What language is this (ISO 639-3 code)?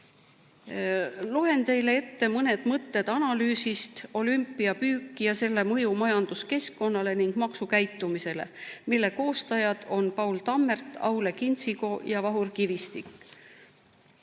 est